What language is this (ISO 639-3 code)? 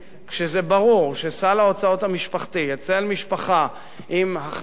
heb